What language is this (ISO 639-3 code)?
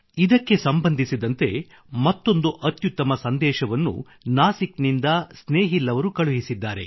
kan